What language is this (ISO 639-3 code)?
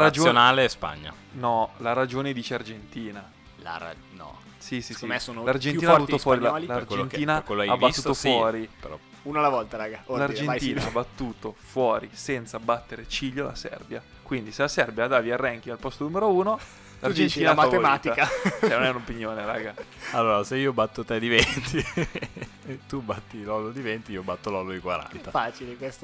ita